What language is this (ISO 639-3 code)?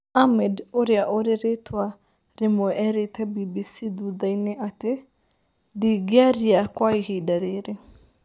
kik